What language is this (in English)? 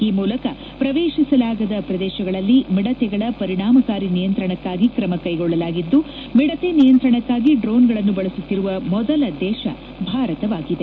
Kannada